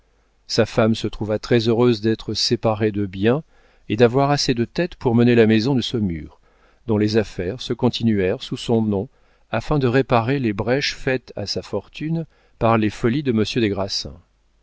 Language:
French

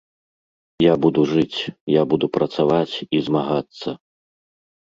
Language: Belarusian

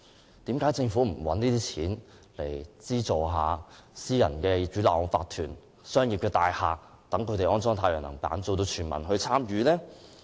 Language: Cantonese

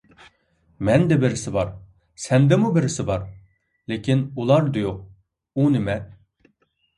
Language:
Uyghur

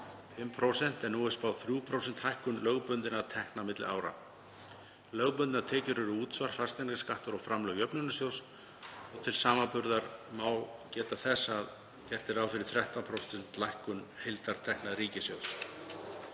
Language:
Icelandic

